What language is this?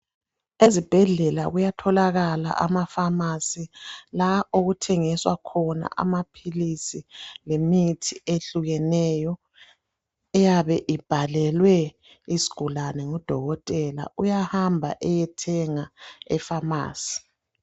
North Ndebele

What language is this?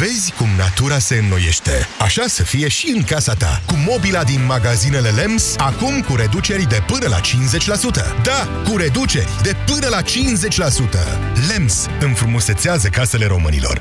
Romanian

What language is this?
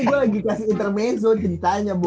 Indonesian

